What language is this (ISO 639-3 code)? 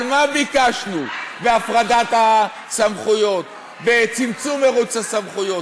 heb